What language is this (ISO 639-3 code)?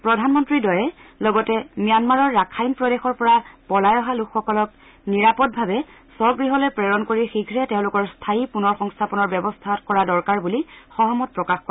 asm